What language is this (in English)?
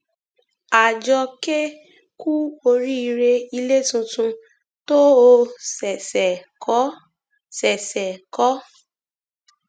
Yoruba